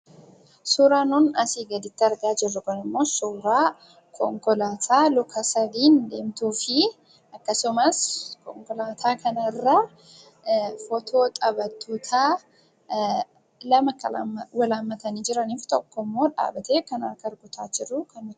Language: Oromo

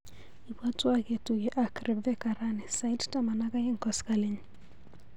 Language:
Kalenjin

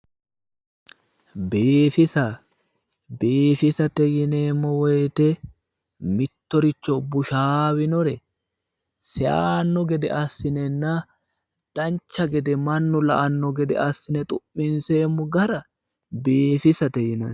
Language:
Sidamo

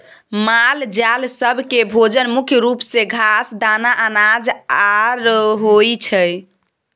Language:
Maithili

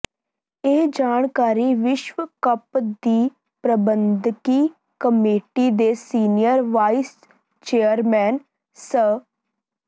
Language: Punjabi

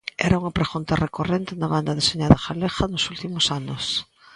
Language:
Galician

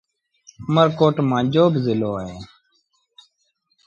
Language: Sindhi Bhil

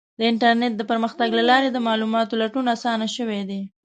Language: Pashto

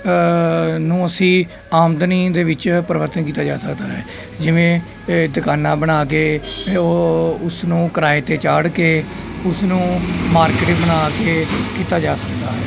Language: Punjabi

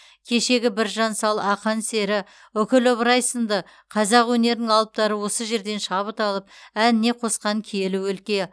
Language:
Kazakh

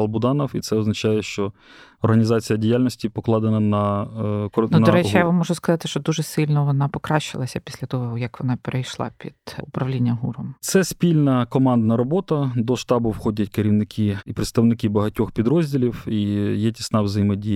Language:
Ukrainian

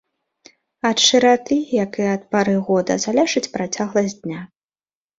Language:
Belarusian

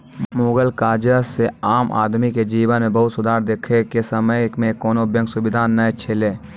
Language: Maithili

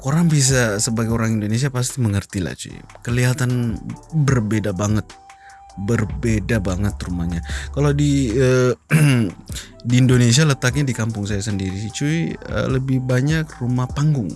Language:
Indonesian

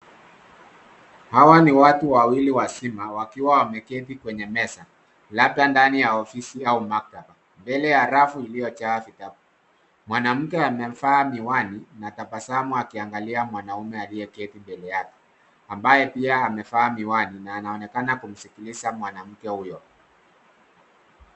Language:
Swahili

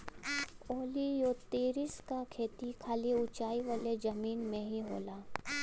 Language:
Bhojpuri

